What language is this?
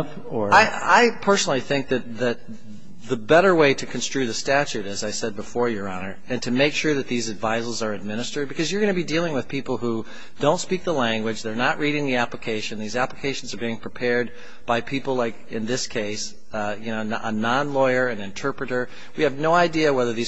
English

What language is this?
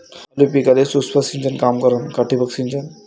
Marathi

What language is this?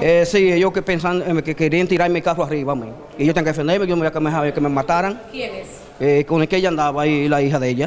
Spanish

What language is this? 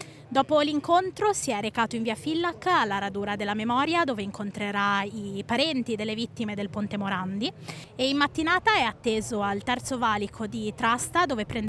Italian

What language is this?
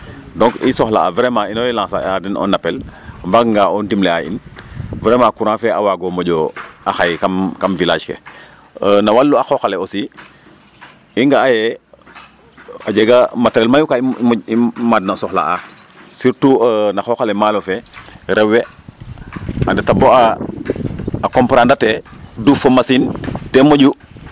Serer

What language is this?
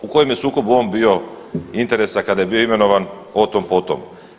Croatian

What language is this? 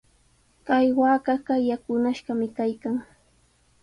Sihuas Ancash Quechua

